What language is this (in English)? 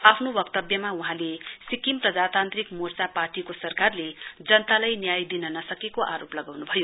Nepali